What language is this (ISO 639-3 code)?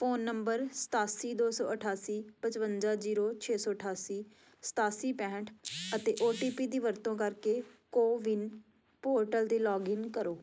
pan